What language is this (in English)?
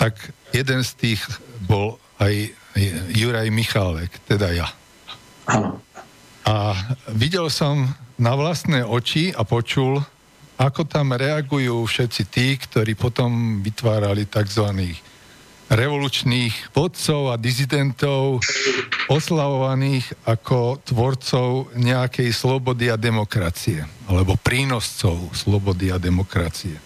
Slovak